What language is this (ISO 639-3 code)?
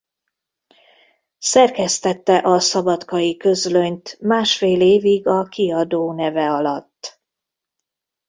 hun